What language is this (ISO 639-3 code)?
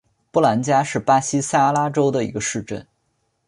zho